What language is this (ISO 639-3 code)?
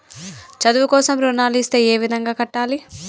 tel